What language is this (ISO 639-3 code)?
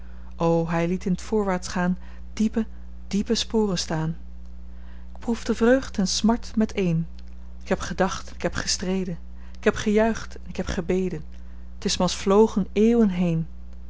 nld